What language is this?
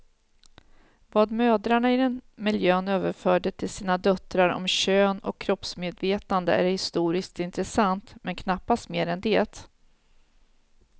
Swedish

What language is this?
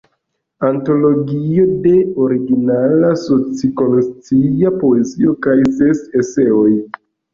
Esperanto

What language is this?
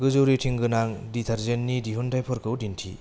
Bodo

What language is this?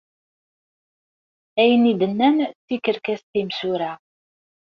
Kabyle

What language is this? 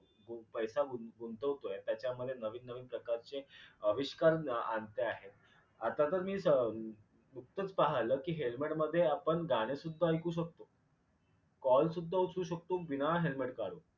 Marathi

